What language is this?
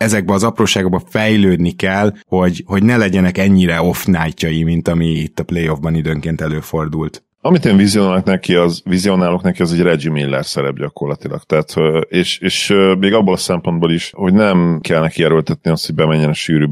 Hungarian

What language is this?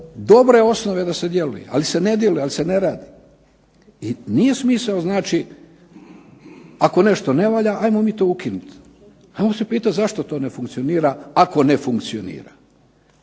Croatian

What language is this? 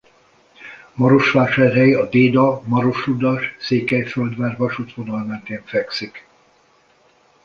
Hungarian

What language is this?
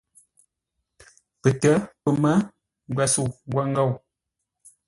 Ngombale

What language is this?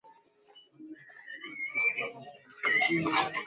Swahili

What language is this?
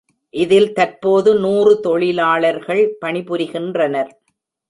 Tamil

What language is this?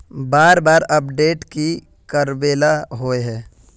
Magahi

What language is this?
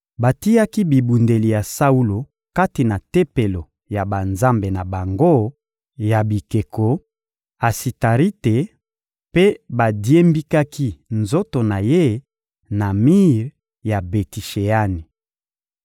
Lingala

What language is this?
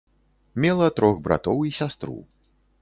Belarusian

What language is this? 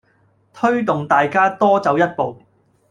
Cantonese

